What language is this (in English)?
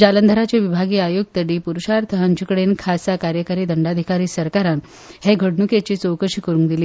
Konkani